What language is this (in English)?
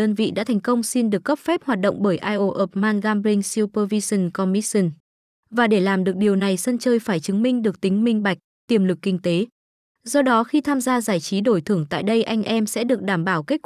Vietnamese